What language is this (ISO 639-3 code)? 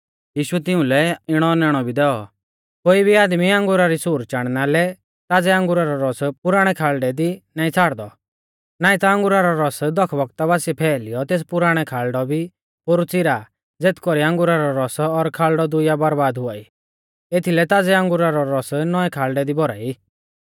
bfz